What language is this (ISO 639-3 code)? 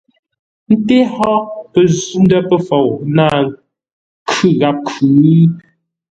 nla